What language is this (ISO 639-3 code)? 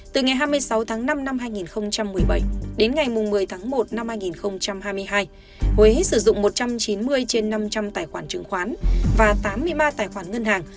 vie